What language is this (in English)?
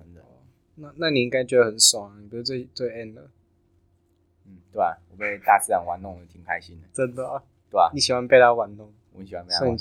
Chinese